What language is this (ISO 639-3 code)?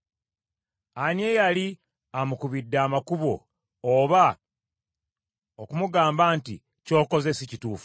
lug